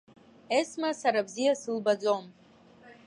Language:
Abkhazian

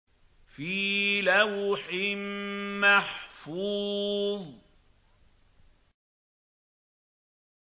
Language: Arabic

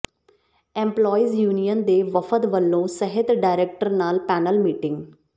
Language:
Punjabi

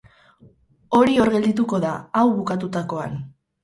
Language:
Basque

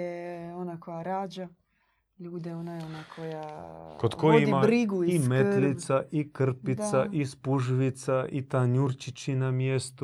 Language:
Croatian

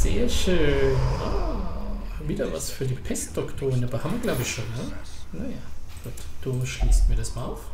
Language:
German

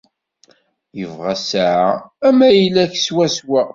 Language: Kabyle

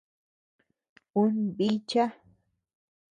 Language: Tepeuxila Cuicatec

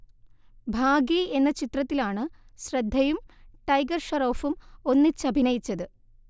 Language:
Malayalam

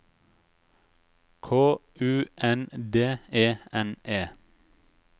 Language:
Norwegian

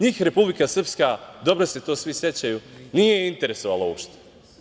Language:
Serbian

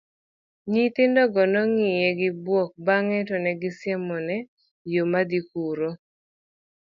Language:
Luo (Kenya and Tanzania)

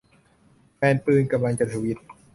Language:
Thai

